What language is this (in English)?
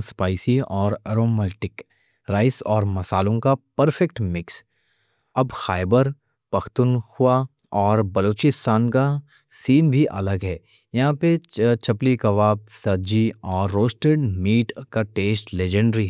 Deccan